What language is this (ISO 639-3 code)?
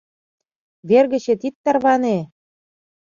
chm